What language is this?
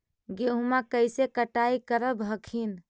Magahi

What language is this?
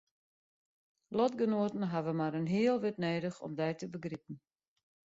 Western Frisian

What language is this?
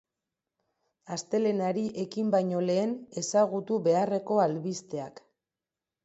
Basque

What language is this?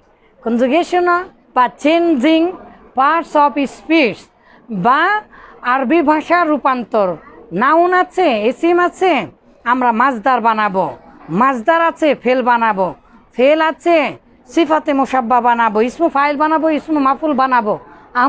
Bangla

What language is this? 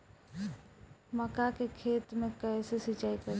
Bhojpuri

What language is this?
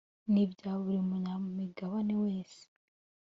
Kinyarwanda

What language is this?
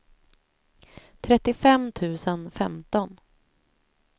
Swedish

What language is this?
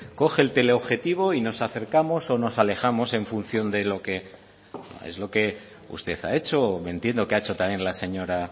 Spanish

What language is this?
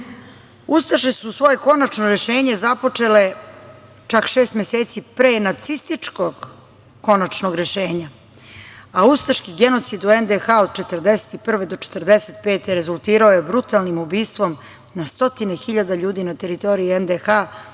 Serbian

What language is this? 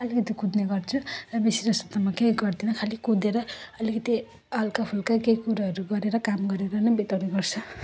Nepali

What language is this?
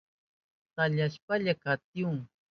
Southern Pastaza Quechua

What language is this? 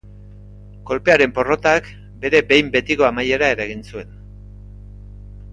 Basque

